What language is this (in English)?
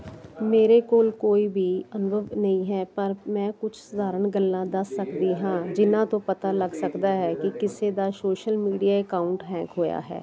Punjabi